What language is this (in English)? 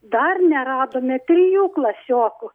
Lithuanian